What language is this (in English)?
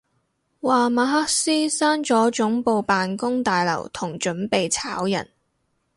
Cantonese